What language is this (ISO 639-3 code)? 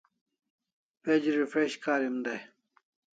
kls